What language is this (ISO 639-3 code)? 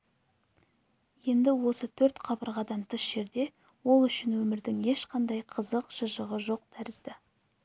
kaz